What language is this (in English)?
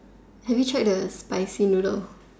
English